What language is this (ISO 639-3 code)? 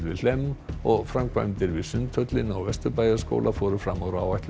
isl